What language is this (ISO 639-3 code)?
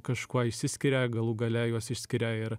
lit